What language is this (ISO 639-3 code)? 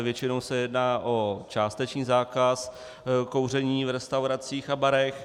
ces